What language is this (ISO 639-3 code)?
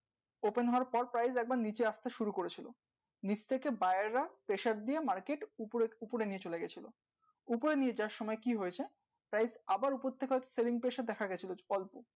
ben